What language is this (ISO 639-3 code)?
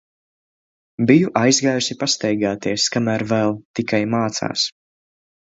lav